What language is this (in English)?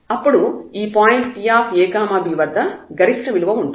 Telugu